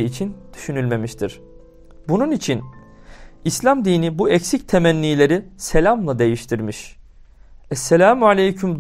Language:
Turkish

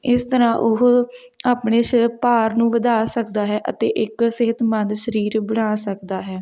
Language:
Punjabi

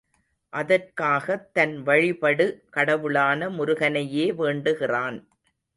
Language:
Tamil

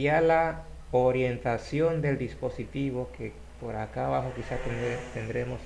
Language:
Spanish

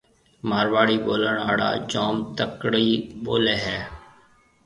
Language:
Marwari (Pakistan)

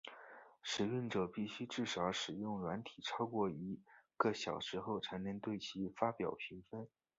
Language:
Chinese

